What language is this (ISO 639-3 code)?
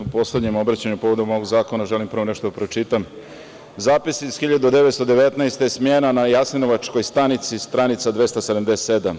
srp